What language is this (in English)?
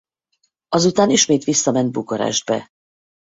Hungarian